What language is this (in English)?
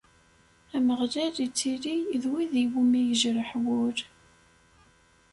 Kabyle